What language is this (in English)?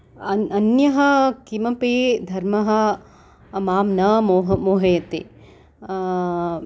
Sanskrit